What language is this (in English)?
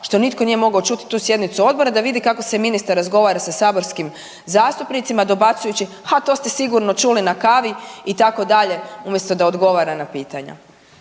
Croatian